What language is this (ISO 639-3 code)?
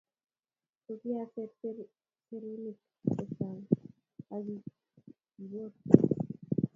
kln